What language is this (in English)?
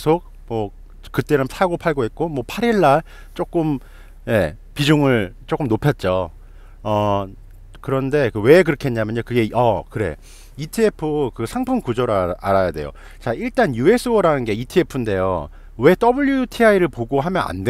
Korean